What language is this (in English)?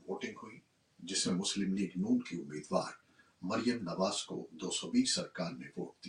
Urdu